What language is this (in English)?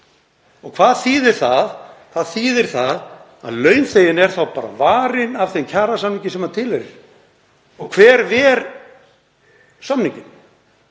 Icelandic